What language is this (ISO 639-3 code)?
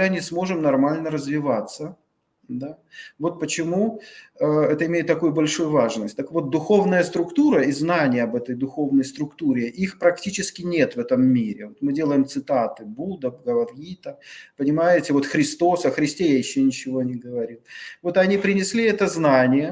rus